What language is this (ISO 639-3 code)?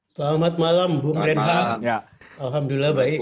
ind